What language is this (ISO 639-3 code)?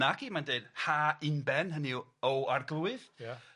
cym